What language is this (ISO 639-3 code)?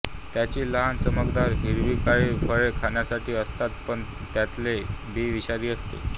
mar